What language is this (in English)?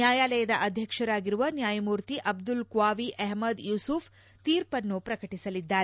Kannada